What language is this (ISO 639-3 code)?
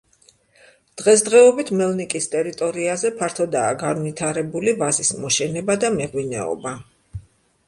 kat